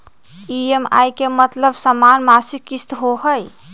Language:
Magahi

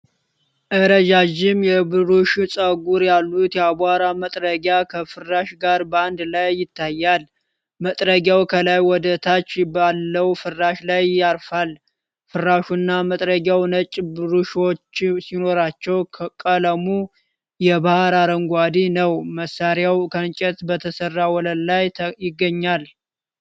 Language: Amharic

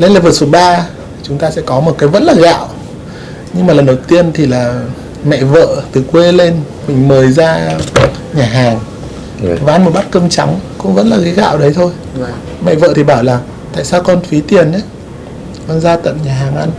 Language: Vietnamese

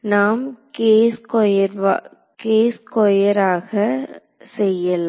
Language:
Tamil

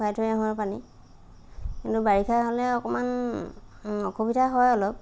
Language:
Assamese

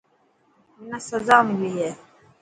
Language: Dhatki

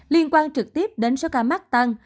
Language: Vietnamese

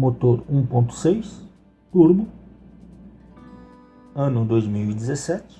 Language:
Portuguese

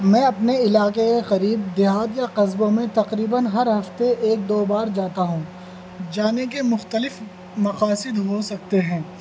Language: Urdu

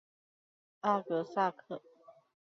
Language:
Chinese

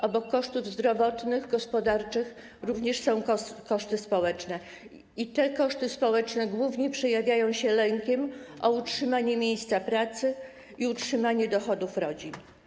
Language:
Polish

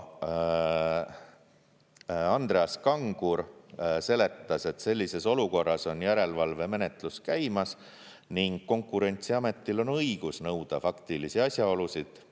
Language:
Estonian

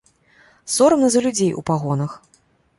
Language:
Belarusian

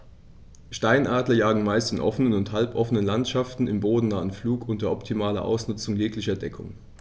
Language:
German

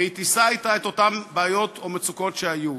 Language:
Hebrew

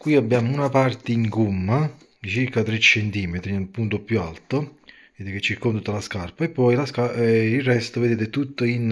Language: Italian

